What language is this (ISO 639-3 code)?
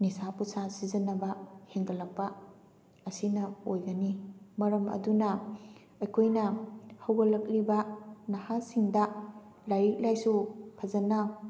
mni